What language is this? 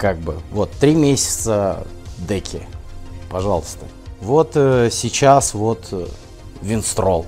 Russian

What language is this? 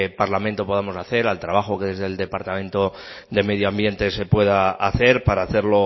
Spanish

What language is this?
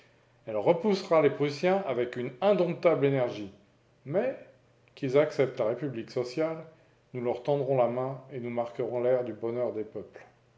French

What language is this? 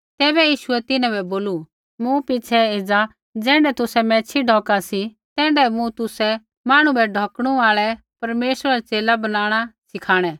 Kullu Pahari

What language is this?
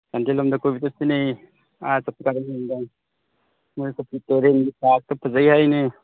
Manipuri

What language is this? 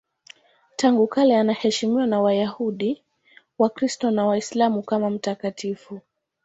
Swahili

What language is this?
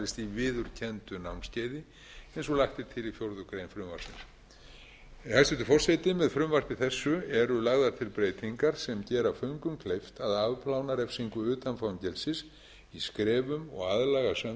Icelandic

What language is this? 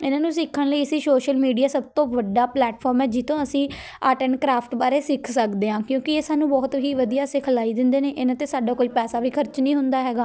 Punjabi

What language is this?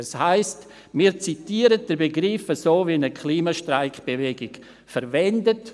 Swiss German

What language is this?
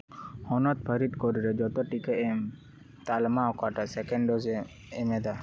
Santali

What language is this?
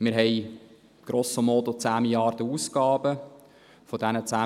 Swiss German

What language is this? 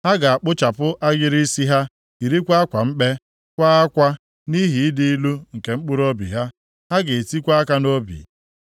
Igbo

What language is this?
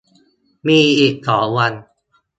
Thai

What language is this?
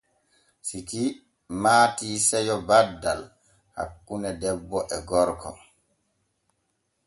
Borgu Fulfulde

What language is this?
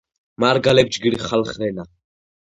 Georgian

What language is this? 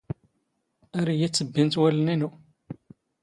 Standard Moroccan Tamazight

